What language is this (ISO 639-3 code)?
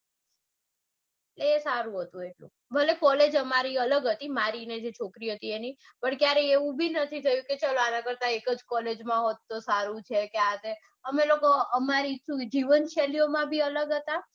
guj